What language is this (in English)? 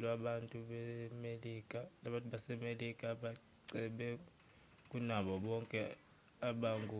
Zulu